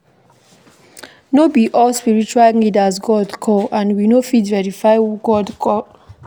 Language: Nigerian Pidgin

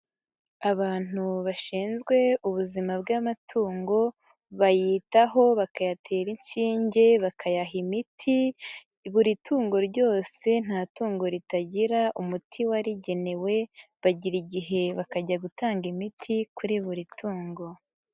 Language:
Kinyarwanda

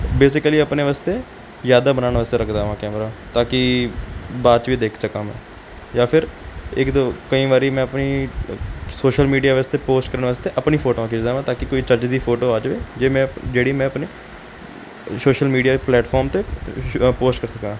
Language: Punjabi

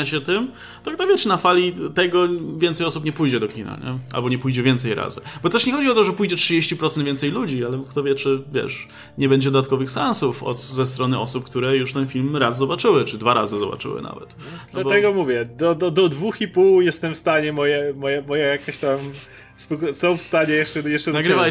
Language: Polish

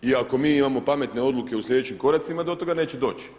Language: Croatian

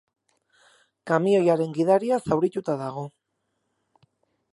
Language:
Basque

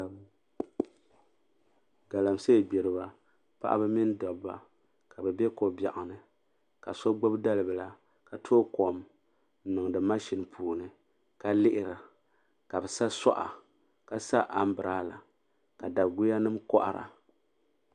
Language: Dagbani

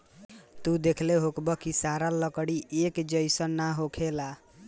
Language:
Bhojpuri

